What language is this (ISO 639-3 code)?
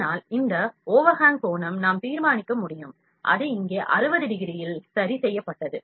tam